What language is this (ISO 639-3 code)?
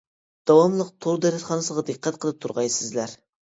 uig